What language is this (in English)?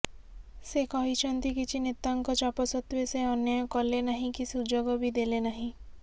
Odia